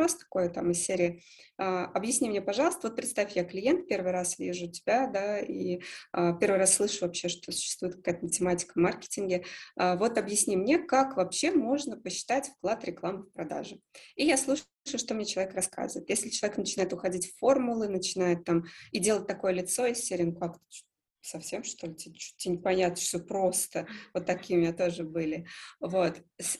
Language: Russian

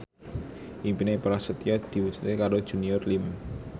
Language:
Javanese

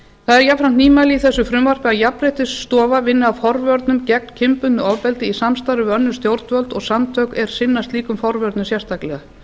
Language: Icelandic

